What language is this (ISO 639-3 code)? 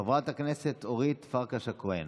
heb